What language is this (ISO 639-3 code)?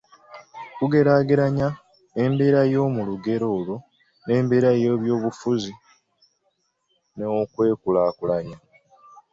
lug